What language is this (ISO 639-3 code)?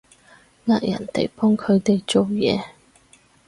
yue